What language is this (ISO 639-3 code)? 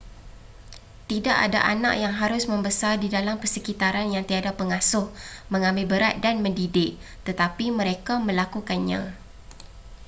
msa